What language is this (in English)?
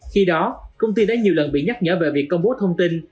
Vietnamese